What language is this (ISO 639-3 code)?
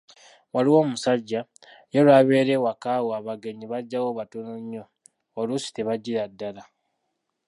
lug